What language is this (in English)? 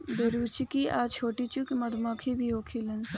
Bhojpuri